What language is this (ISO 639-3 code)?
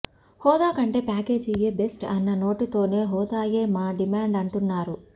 tel